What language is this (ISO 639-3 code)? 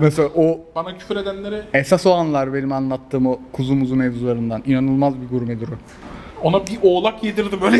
tur